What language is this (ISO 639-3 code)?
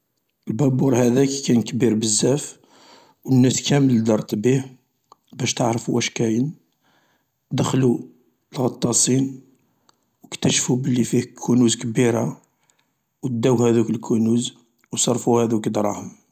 arq